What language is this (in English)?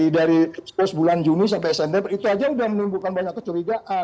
Indonesian